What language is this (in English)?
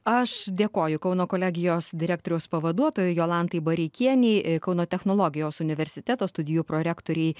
Lithuanian